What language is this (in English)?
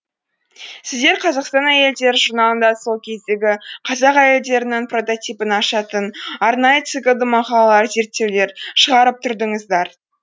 Kazakh